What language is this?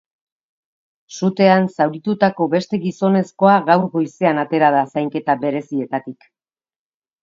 Basque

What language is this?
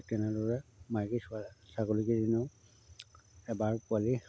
Assamese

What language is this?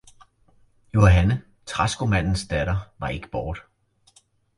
Danish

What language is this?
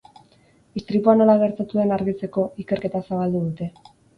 Basque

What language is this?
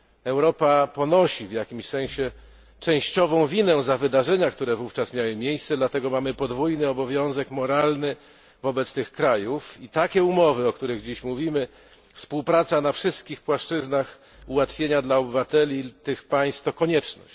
Polish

